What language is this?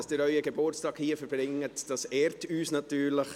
Swiss German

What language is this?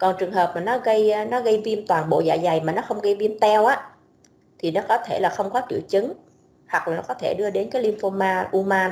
Vietnamese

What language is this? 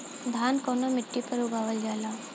Bhojpuri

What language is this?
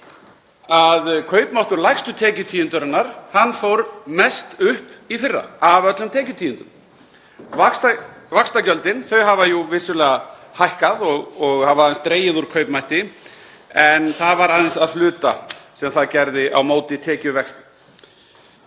Icelandic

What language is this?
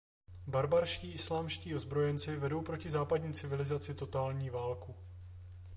Czech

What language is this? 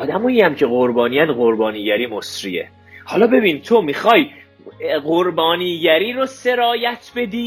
Persian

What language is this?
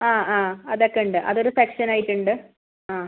Malayalam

